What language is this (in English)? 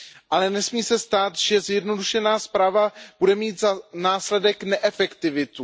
Czech